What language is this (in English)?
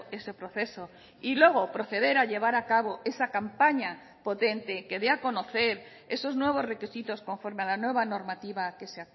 Spanish